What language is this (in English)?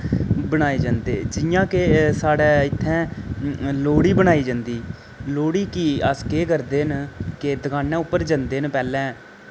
Dogri